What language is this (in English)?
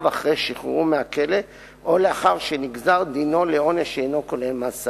Hebrew